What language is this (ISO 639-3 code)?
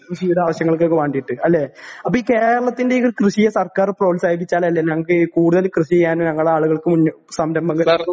mal